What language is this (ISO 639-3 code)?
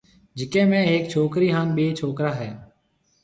mve